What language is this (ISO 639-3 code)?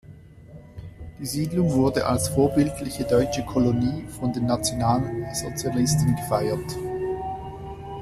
deu